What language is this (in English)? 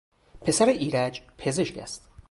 Persian